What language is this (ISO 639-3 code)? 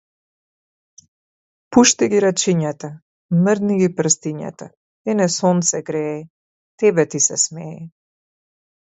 mkd